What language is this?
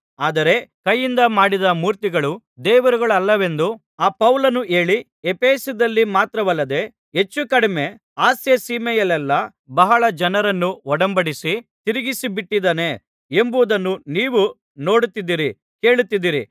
Kannada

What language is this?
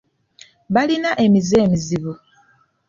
Ganda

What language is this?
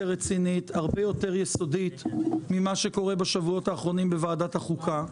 Hebrew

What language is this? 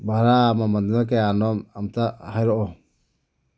Manipuri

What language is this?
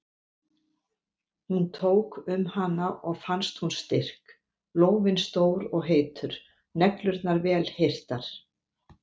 Icelandic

